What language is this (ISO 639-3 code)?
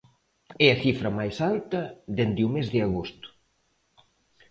glg